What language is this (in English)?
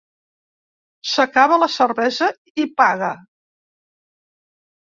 Catalan